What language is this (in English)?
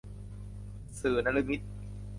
Thai